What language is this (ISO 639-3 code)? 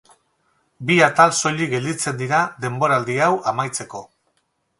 eus